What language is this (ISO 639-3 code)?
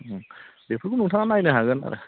brx